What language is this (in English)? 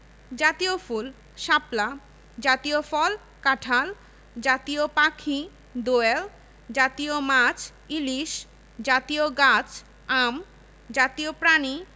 Bangla